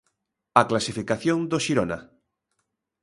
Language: Galician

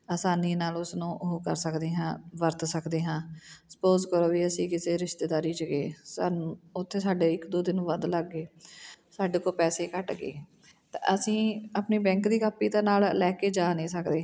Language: Punjabi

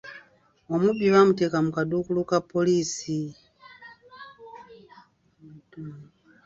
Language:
Ganda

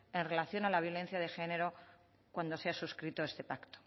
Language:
Spanish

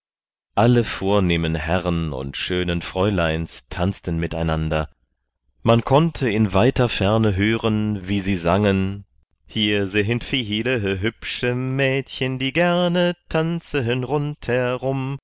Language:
German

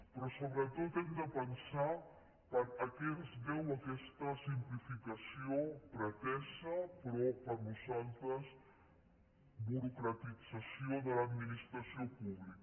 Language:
Catalan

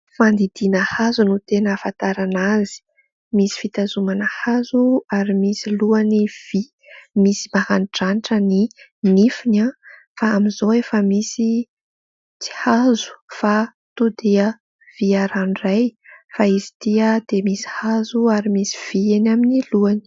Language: Malagasy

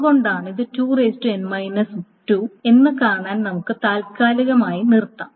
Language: Malayalam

